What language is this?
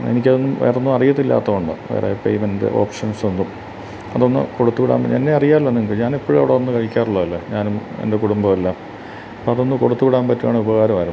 Malayalam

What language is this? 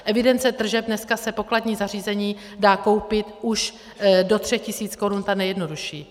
Czech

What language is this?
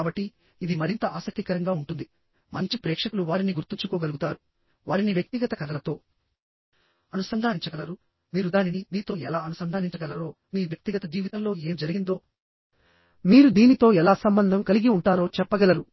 Telugu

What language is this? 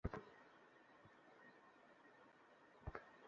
Bangla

